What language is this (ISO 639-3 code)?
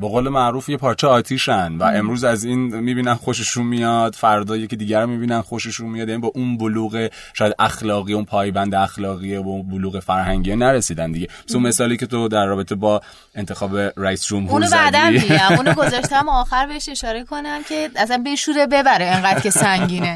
fas